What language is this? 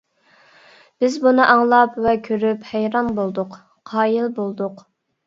Uyghur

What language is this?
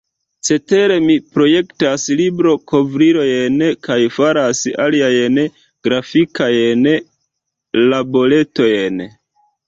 Esperanto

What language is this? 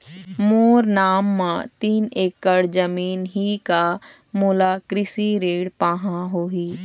Chhattisgarhi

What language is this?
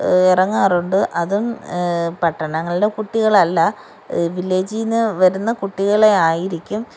Malayalam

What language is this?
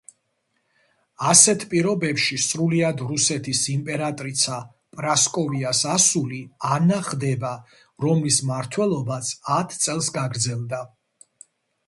Georgian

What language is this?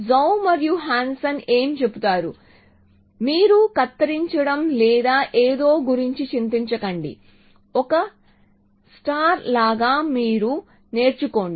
Telugu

